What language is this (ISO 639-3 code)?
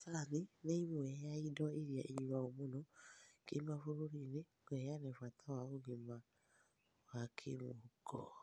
kik